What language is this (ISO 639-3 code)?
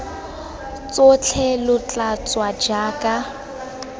tsn